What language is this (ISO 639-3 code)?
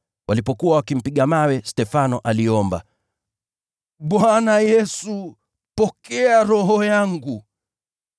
swa